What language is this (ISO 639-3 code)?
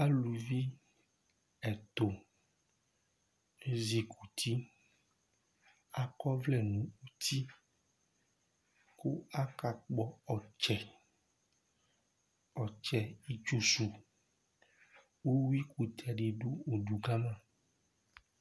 kpo